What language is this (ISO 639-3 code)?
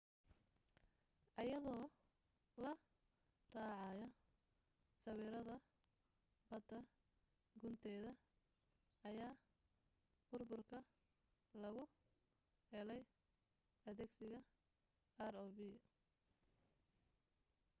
som